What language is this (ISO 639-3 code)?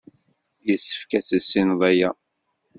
kab